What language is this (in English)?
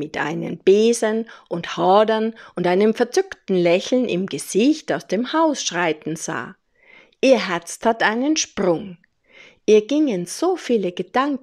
German